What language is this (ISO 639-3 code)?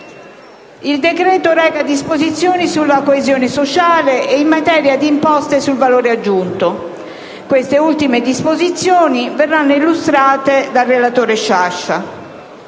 ita